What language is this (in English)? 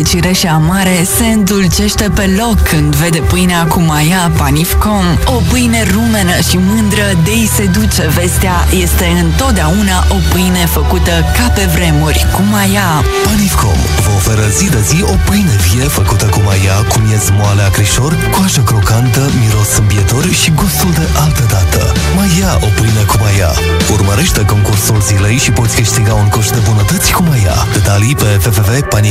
Romanian